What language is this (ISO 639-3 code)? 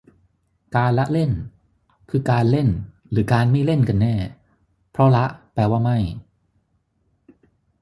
tha